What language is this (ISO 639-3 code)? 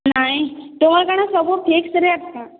ori